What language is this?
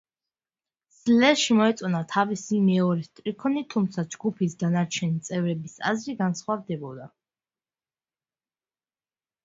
Georgian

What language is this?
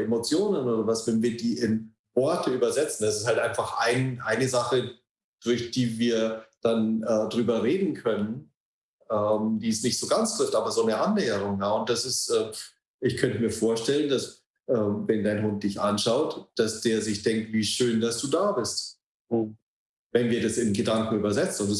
German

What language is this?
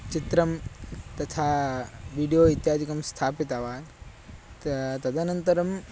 Sanskrit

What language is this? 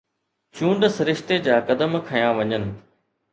Sindhi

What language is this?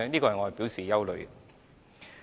Cantonese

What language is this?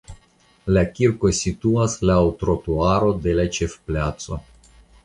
Esperanto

